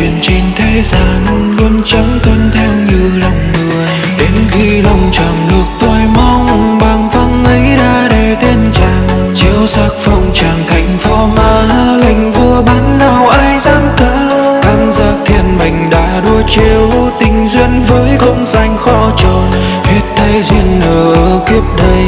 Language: Vietnamese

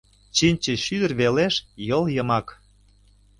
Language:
Mari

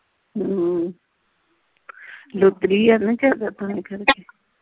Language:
Punjabi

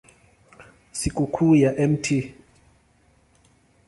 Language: Swahili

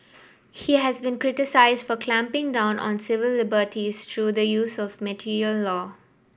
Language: English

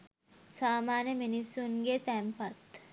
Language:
Sinhala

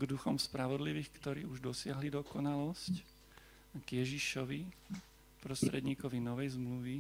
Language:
Slovak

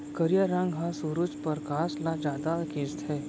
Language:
Chhattisgarhi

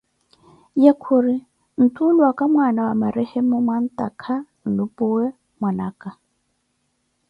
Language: Koti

